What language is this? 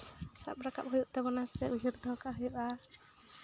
Santali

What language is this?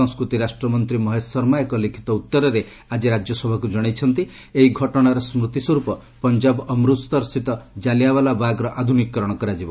Odia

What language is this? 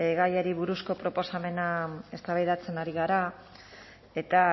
Basque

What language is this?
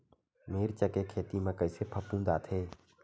Chhattisgarhi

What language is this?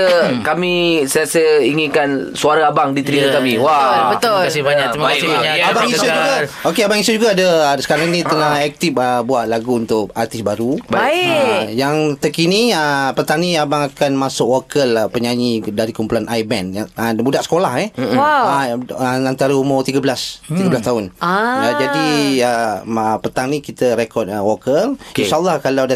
Malay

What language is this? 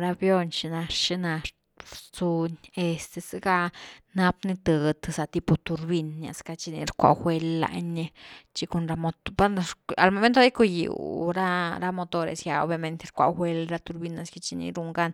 Güilá Zapotec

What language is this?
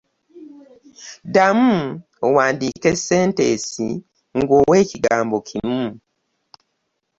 Ganda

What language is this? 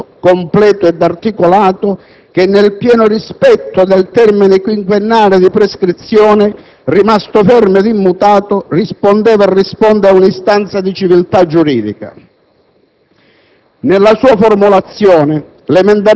Italian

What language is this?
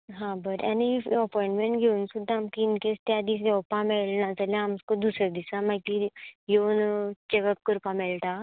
Konkani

